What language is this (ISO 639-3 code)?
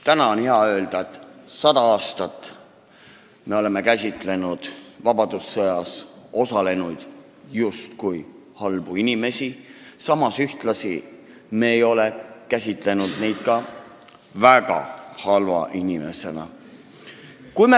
est